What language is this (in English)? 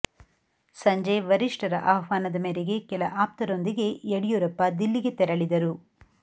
Kannada